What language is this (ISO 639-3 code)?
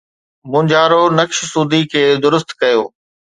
snd